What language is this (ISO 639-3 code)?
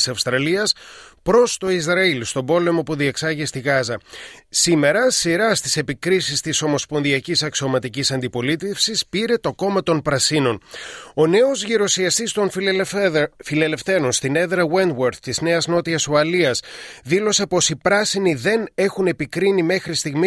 ell